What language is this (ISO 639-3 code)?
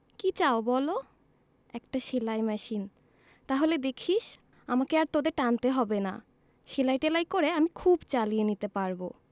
ben